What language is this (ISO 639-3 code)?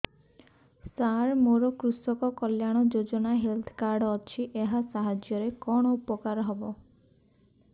ori